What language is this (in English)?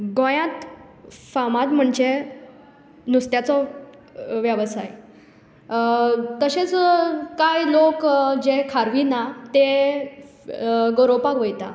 Konkani